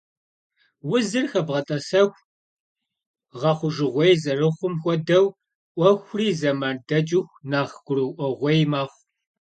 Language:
Kabardian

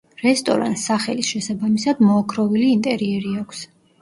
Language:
Georgian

